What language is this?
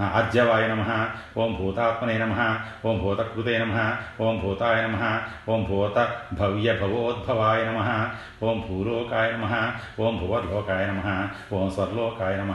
Telugu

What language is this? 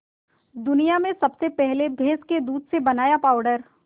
Hindi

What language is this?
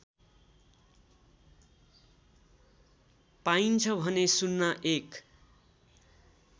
Nepali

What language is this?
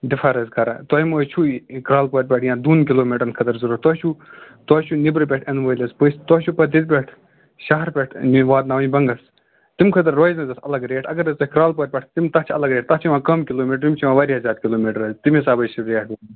Kashmiri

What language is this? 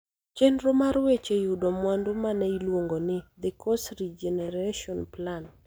Luo (Kenya and Tanzania)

